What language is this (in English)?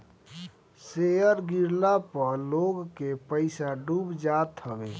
Bhojpuri